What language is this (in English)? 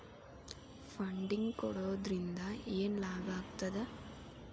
Kannada